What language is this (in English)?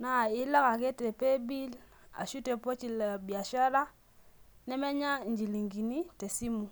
Masai